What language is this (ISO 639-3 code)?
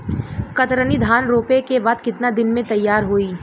bho